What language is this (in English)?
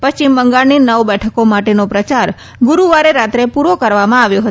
Gujarati